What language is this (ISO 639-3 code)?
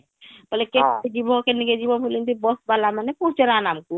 ori